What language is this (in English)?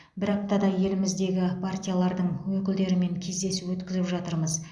Kazakh